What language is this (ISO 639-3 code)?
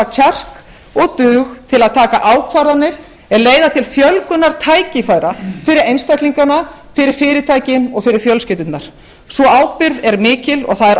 isl